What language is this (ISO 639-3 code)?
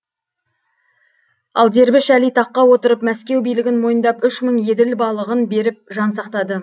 kaz